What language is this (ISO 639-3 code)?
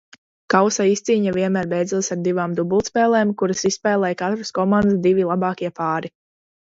lav